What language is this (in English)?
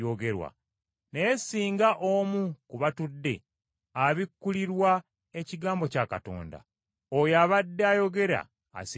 Ganda